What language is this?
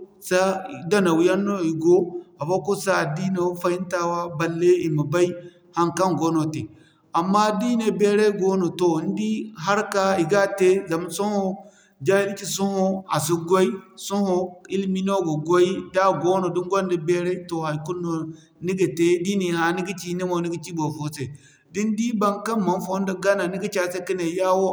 Zarma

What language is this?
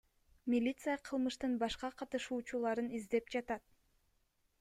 Kyrgyz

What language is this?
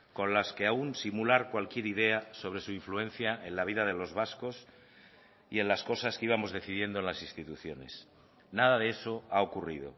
Spanish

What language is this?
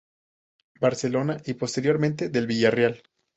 Spanish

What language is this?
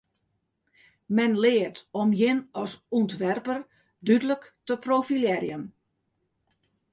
Western Frisian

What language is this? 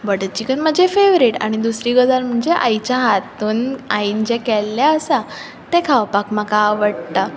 Konkani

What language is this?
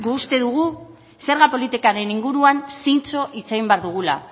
Basque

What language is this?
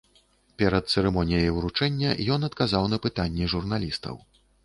Belarusian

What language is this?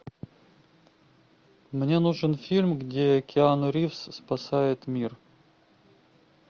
Russian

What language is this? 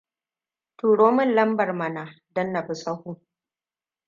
Hausa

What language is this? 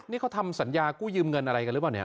Thai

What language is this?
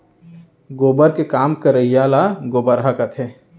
Chhattisgarhi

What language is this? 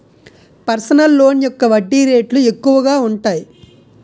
Telugu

